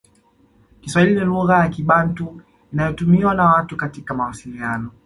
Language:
Swahili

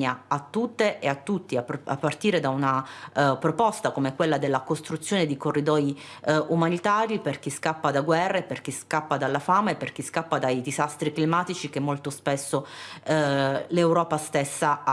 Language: Italian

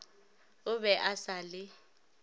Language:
Northern Sotho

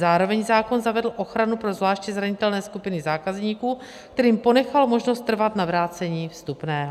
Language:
Czech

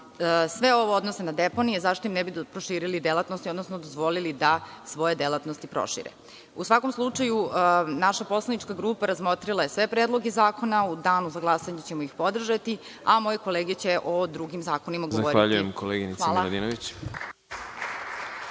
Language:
Serbian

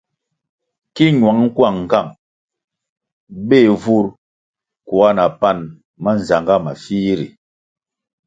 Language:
Kwasio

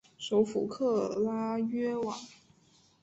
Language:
Chinese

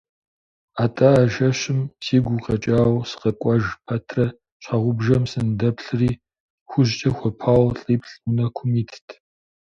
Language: Kabardian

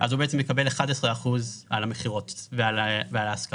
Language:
Hebrew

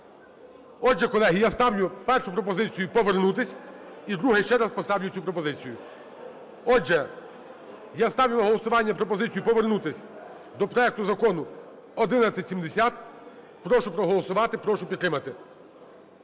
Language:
Ukrainian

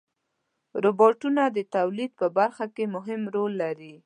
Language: Pashto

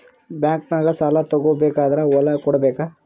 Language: Kannada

